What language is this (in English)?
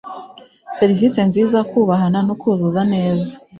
Kinyarwanda